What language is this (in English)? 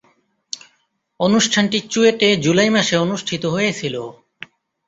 Bangla